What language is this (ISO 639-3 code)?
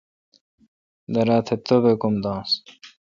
xka